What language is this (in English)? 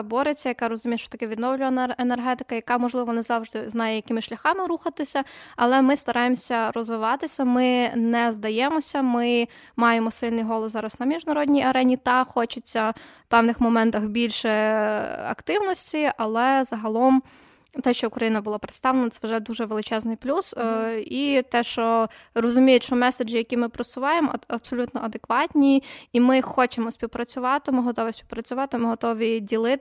Ukrainian